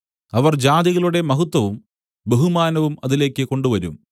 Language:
Malayalam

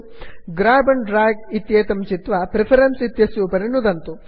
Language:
Sanskrit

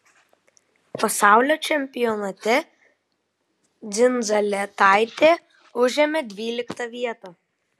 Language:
Lithuanian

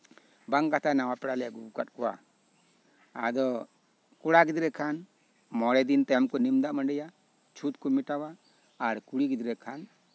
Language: Santali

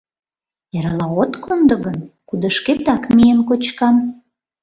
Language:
Mari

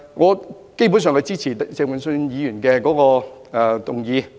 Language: Cantonese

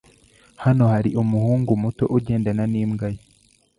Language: Kinyarwanda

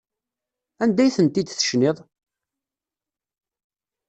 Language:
Kabyle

